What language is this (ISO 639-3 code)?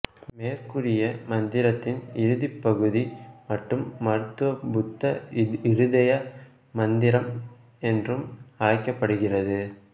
tam